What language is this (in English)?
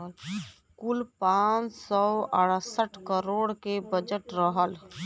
Bhojpuri